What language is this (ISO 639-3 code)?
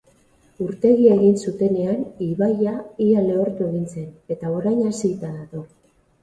eus